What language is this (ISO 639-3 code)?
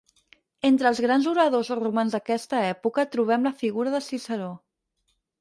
cat